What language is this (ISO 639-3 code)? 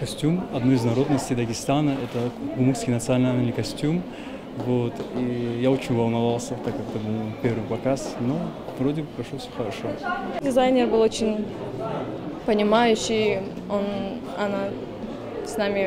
rus